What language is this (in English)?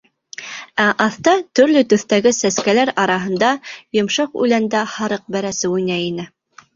Bashkir